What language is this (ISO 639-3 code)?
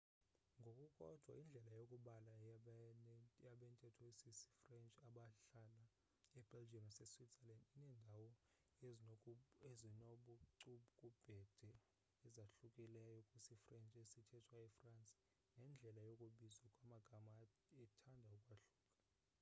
xho